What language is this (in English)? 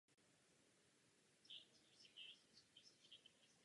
Czech